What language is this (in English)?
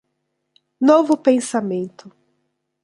Portuguese